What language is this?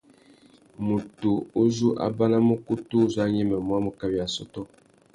Tuki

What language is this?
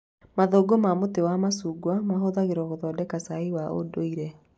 Kikuyu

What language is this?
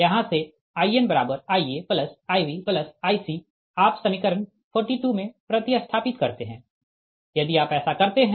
Hindi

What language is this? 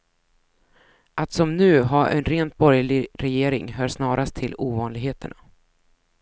Swedish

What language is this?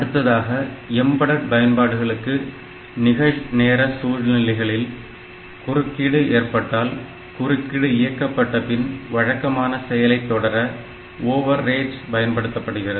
Tamil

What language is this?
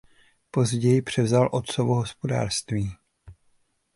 Czech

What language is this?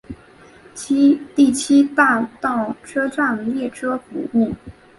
Chinese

